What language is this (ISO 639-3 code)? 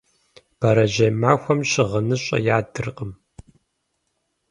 kbd